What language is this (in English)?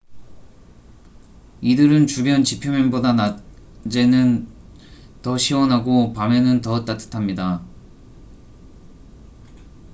Korean